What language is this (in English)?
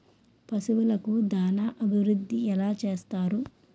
Telugu